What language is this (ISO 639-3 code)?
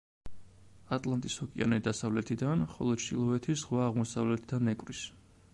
kat